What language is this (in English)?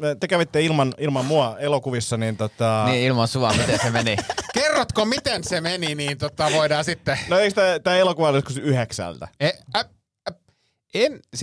Finnish